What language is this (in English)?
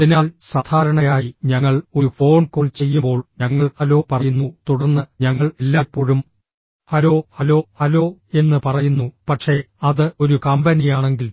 Malayalam